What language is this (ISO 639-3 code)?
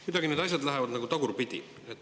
est